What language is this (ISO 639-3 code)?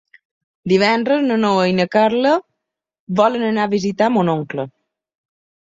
cat